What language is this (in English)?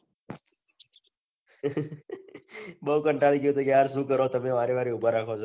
Gujarati